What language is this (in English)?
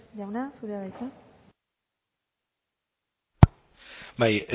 Basque